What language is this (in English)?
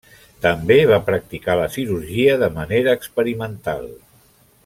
Catalan